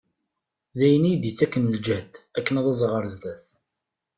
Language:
Kabyle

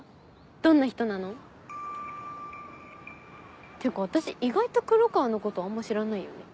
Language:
Japanese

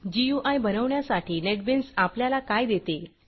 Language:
Marathi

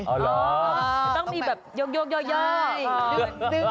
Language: Thai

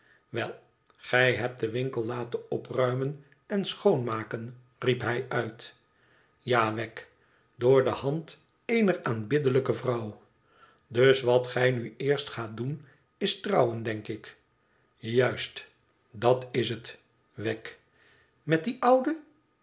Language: Dutch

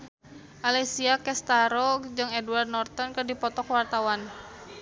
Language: Sundanese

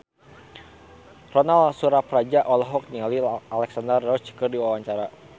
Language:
Sundanese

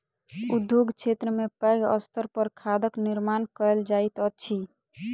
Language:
Maithili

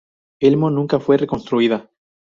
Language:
Spanish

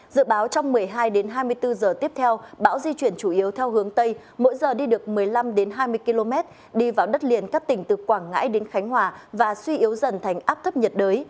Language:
Vietnamese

